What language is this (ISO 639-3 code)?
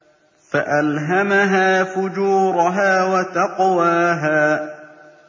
ara